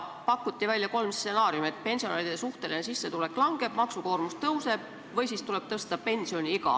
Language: Estonian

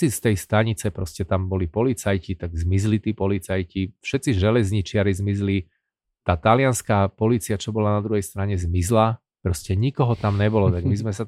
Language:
Slovak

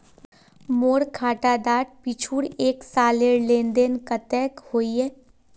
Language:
Magahi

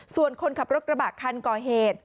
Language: Thai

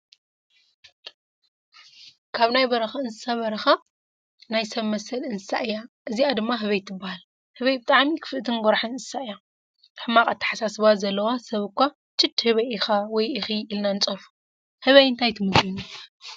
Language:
Tigrinya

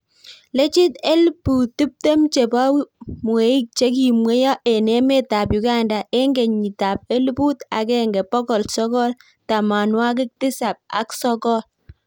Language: Kalenjin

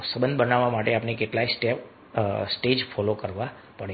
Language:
Gujarati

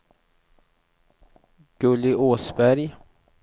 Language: Swedish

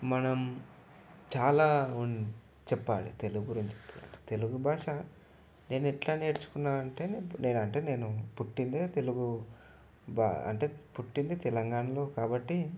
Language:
Telugu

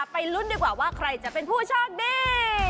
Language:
Thai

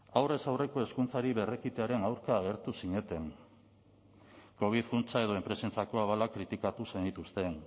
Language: Basque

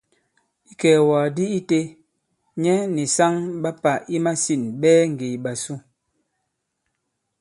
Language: Bankon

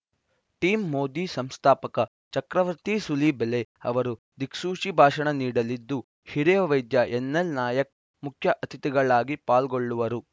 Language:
Kannada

